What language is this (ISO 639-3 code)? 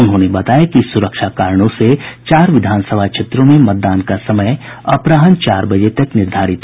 hin